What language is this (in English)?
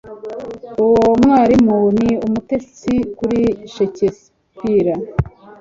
Kinyarwanda